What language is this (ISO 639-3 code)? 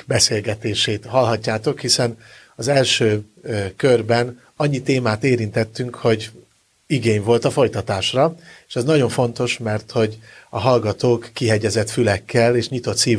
hun